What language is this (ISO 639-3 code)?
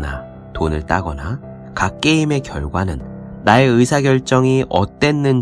kor